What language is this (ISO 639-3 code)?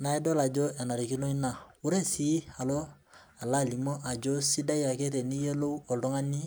mas